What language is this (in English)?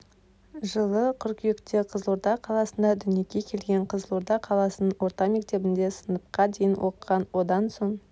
Kazakh